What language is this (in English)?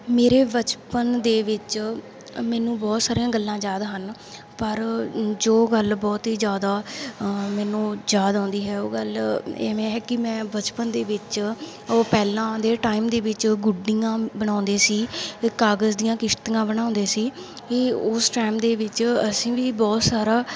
Punjabi